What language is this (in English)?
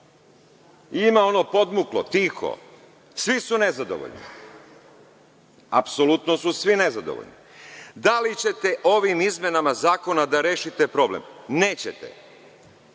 Serbian